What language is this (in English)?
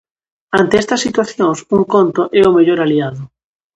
Galician